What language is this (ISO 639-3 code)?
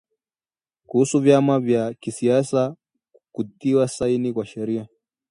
swa